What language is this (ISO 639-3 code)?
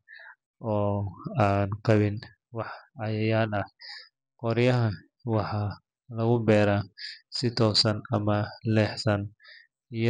som